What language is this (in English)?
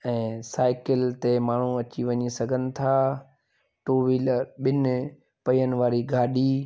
Sindhi